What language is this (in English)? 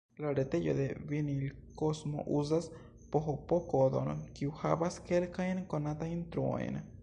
Esperanto